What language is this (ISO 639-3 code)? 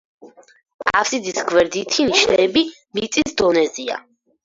kat